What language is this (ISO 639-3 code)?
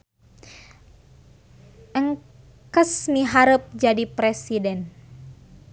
sun